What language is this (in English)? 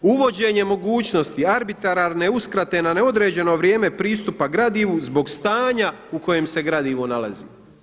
Croatian